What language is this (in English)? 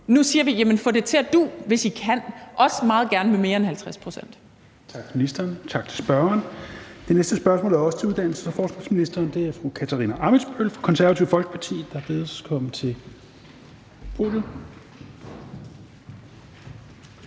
Danish